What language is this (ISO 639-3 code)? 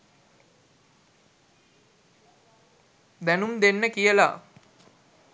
sin